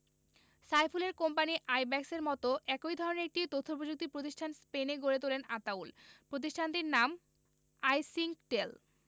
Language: Bangla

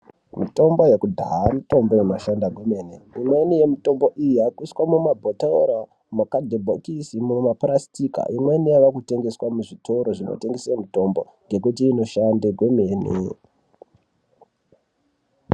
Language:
Ndau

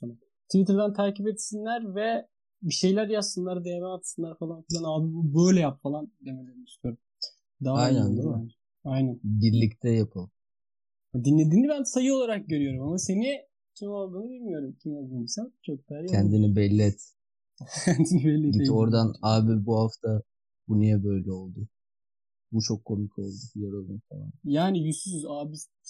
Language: Turkish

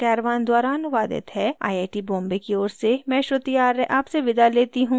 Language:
Hindi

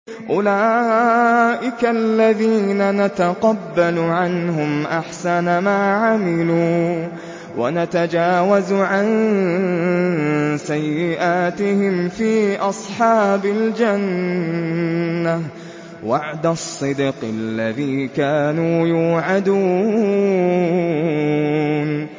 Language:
Arabic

